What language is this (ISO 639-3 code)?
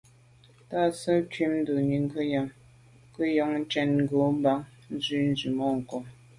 byv